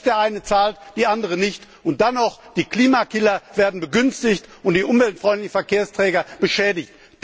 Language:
German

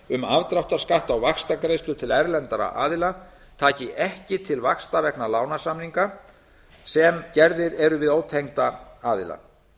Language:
Icelandic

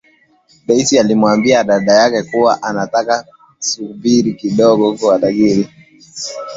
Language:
Swahili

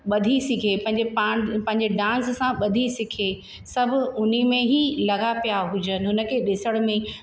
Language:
Sindhi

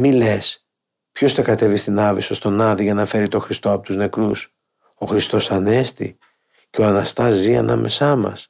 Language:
Greek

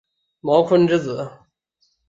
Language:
Chinese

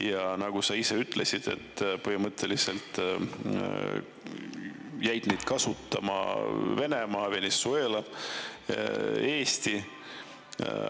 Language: Estonian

